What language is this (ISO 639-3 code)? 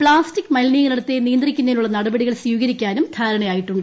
mal